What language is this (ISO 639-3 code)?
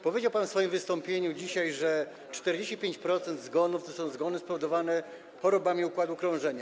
pol